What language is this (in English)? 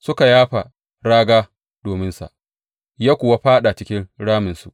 Hausa